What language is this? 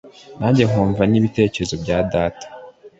Kinyarwanda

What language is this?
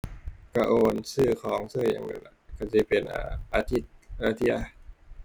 Thai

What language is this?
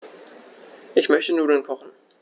German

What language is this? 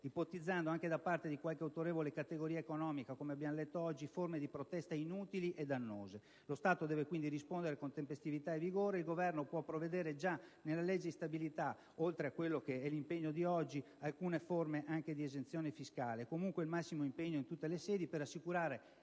Italian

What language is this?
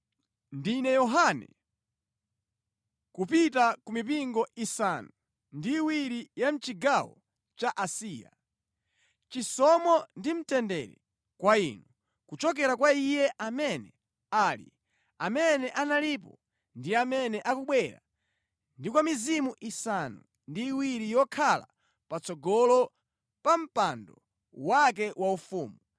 Nyanja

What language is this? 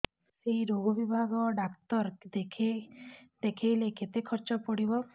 Odia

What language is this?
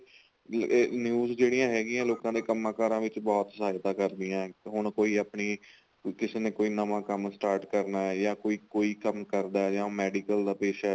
Punjabi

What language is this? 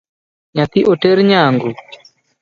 Luo (Kenya and Tanzania)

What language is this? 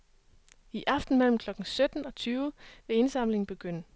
Danish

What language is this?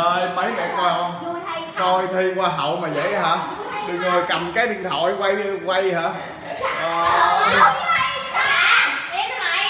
Vietnamese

